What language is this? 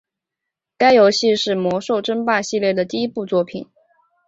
Chinese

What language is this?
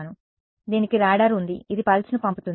Telugu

